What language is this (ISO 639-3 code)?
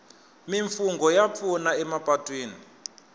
tso